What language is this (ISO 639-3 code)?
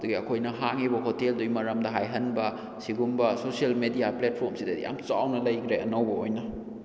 mni